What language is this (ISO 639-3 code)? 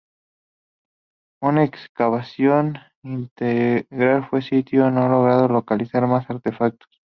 spa